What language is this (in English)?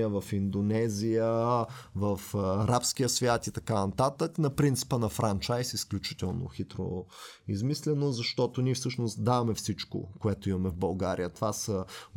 Bulgarian